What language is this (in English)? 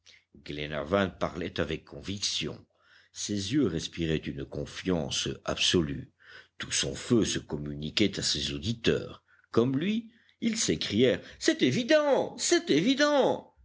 French